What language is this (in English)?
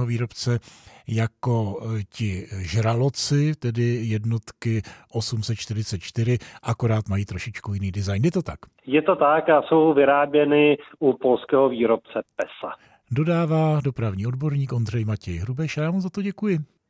Czech